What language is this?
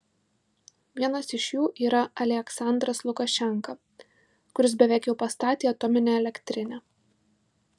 Lithuanian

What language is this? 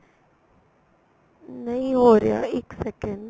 Punjabi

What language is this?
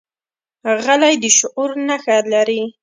Pashto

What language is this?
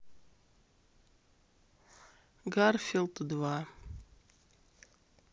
Russian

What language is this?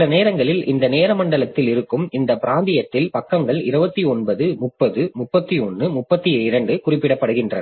Tamil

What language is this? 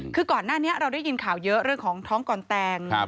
Thai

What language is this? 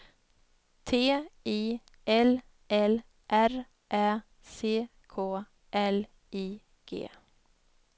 Swedish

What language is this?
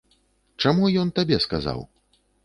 Belarusian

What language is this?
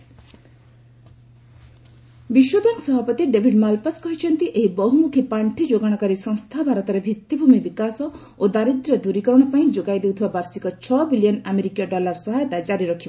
Odia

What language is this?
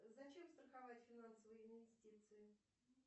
Russian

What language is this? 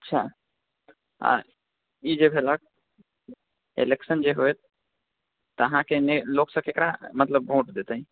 Maithili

